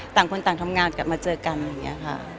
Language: Thai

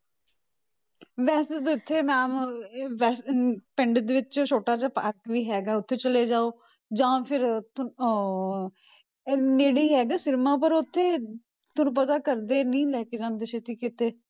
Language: Punjabi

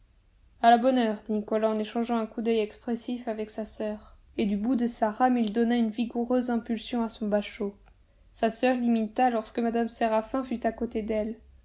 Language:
French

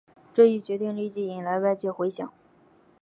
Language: Chinese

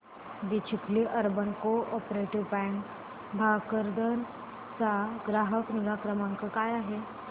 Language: Marathi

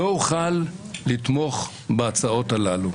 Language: Hebrew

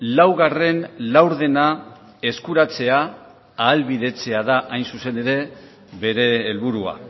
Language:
Basque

